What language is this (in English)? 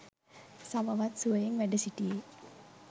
Sinhala